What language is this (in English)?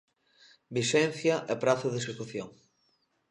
Galician